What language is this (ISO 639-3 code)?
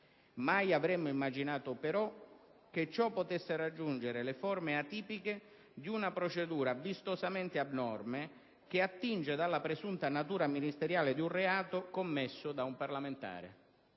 ita